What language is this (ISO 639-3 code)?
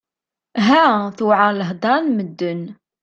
kab